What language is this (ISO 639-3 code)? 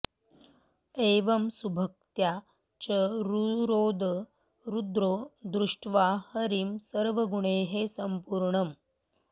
san